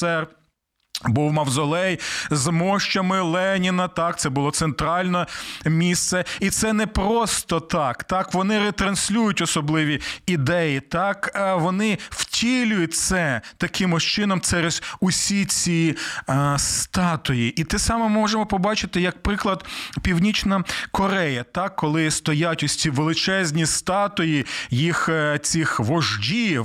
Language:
Ukrainian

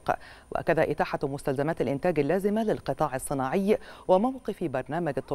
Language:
Arabic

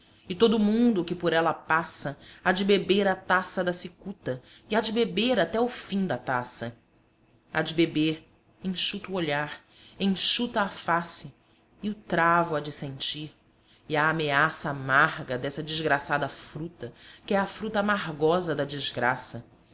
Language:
Portuguese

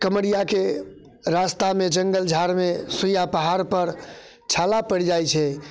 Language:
Maithili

